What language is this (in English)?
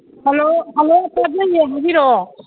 Manipuri